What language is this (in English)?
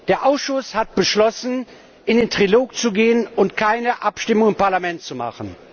German